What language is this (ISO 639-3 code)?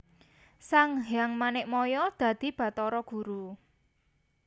jav